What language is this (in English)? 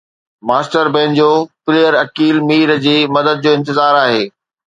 Sindhi